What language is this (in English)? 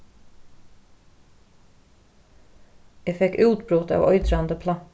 Faroese